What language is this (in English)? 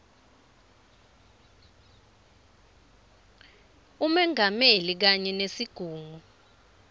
Swati